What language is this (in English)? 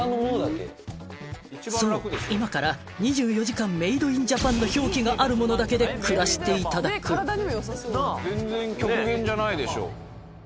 Japanese